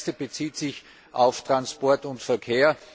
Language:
German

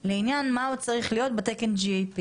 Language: Hebrew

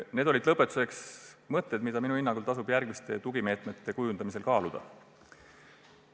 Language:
Estonian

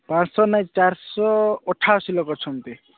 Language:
Odia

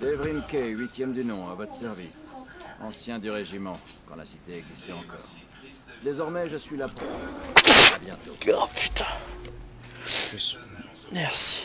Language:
French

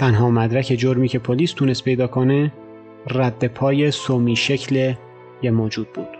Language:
Persian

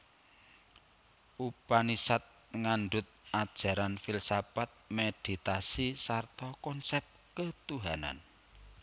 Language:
Javanese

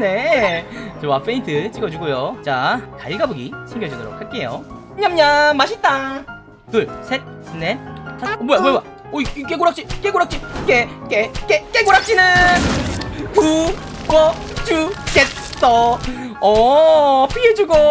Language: Korean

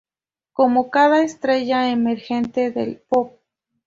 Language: Spanish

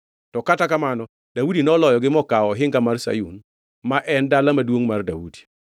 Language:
Luo (Kenya and Tanzania)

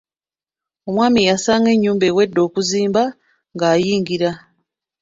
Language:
Ganda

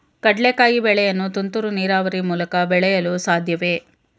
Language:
Kannada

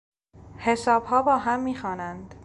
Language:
Persian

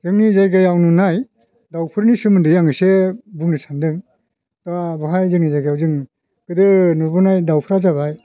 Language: Bodo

